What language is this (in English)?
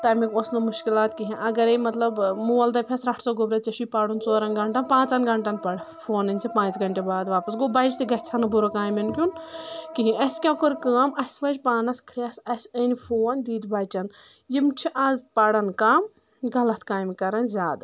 Kashmiri